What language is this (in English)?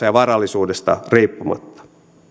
Finnish